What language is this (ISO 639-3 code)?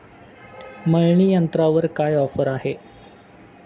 mar